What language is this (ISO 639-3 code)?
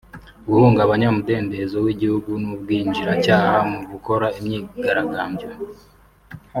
kin